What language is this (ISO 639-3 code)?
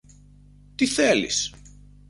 ell